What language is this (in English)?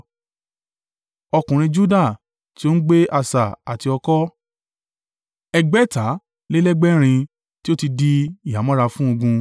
Yoruba